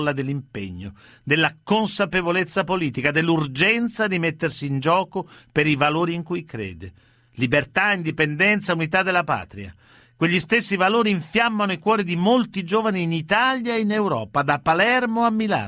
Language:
Italian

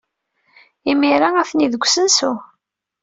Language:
Kabyle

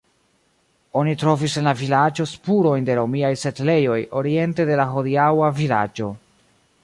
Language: Esperanto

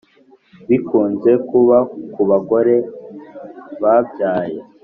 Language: Kinyarwanda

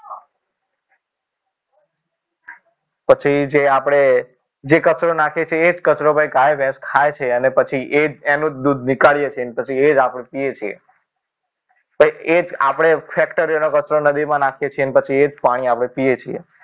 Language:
Gujarati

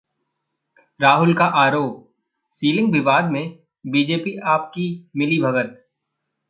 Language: Hindi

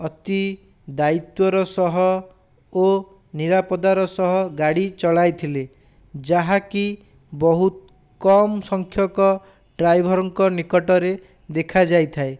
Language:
Odia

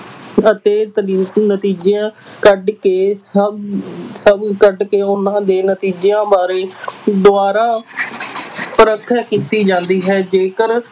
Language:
Punjabi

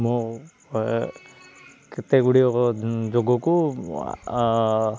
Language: Odia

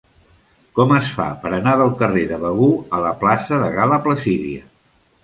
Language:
Catalan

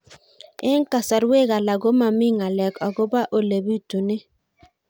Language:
Kalenjin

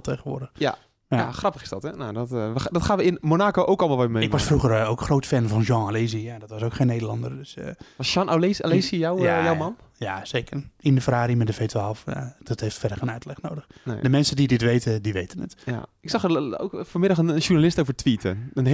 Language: Dutch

